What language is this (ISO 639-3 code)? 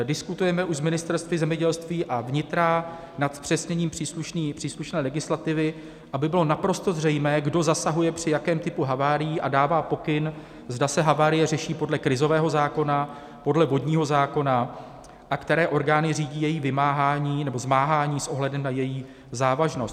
ces